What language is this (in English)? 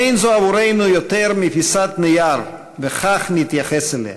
Hebrew